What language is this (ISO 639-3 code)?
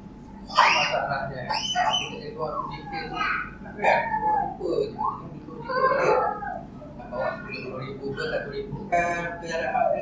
msa